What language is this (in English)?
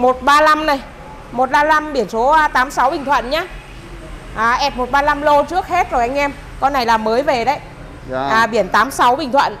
Vietnamese